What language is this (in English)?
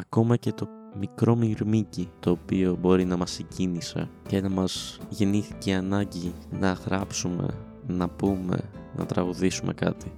Greek